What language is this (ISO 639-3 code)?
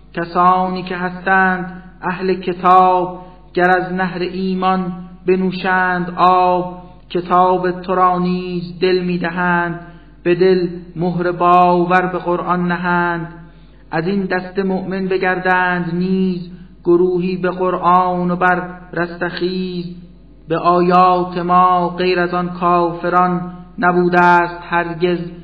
fas